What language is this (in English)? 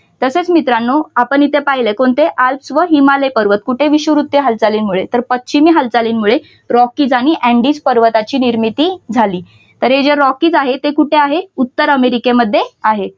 Marathi